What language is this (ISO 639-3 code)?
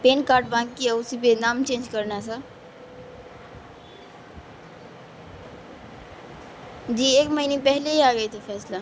urd